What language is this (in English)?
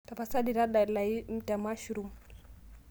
Masai